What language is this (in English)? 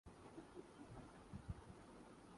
Urdu